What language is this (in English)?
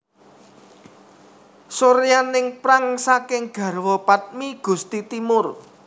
Javanese